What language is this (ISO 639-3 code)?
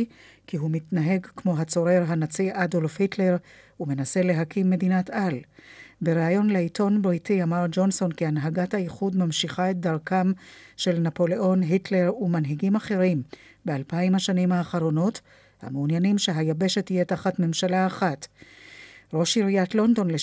heb